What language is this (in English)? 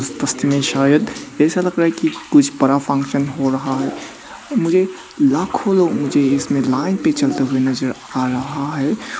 Hindi